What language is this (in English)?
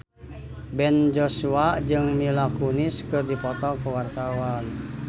Sundanese